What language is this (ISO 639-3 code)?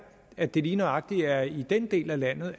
dan